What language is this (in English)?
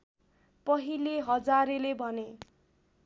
Nepali